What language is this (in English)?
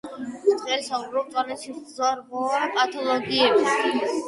Georgian